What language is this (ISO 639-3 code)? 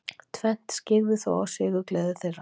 isl